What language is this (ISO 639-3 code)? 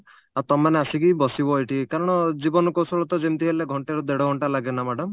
ori